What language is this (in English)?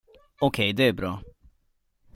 Swedish